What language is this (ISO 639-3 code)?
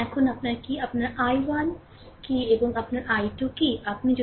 ben